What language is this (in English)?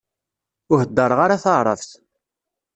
Kabyle